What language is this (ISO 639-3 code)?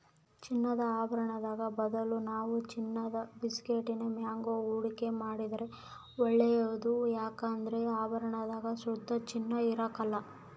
kan